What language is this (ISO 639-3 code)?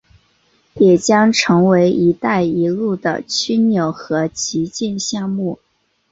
zho